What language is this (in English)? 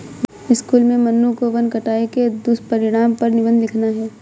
Hindi